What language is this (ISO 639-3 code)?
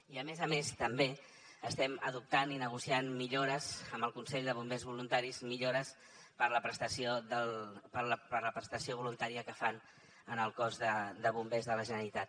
cat